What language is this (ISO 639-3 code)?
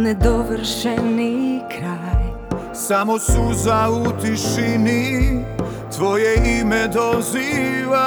hrv